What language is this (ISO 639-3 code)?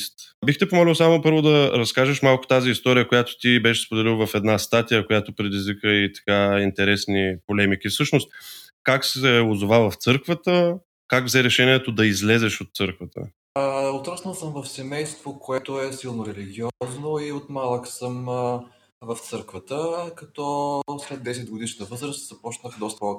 bul